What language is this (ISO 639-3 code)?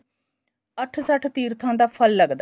pan